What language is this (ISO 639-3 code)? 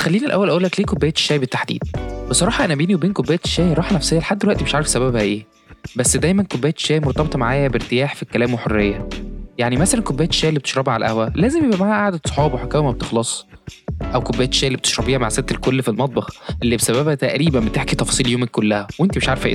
ara